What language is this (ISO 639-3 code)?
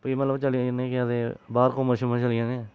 doi